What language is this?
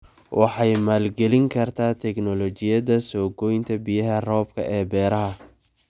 Somali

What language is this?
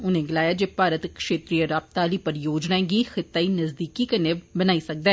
Dogri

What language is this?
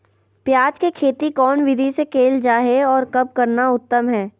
Magahi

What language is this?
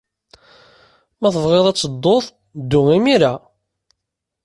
Kabyle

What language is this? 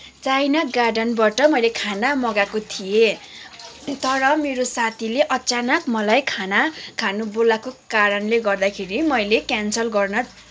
Nepali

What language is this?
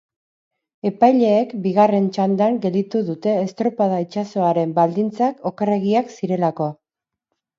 Basque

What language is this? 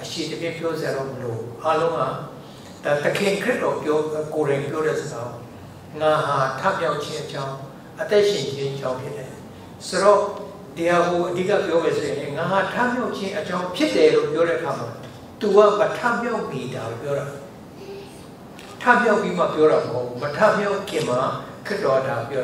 Korean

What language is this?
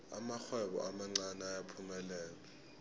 South Ndebele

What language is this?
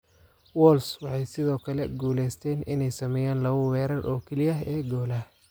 Somali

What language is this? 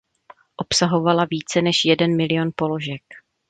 Czech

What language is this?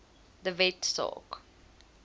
Afrikaans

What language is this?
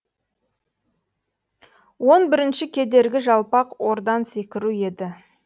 Kazakh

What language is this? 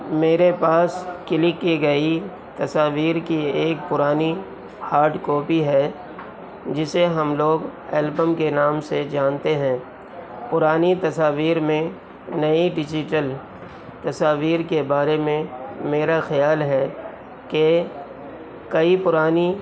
Urdu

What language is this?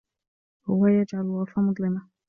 Arabic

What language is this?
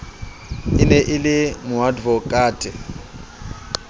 Southern Sotho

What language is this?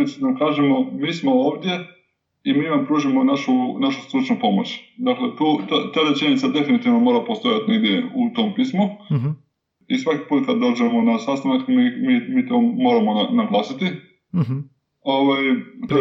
Croatian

